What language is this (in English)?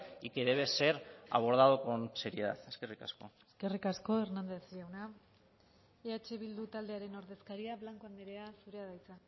Basque